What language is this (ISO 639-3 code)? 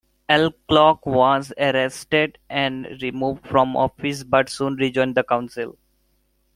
eng